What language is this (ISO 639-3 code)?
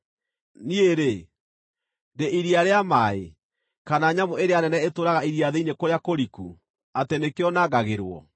kik